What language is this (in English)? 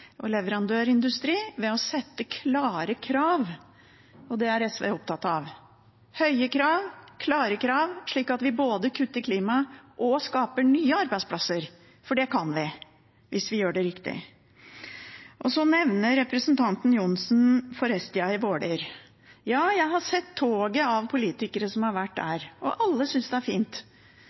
Norwegian Bokmål